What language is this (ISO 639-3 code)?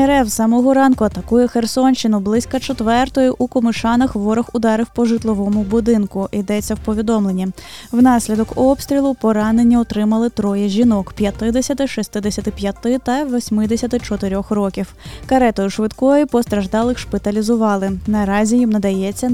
ukr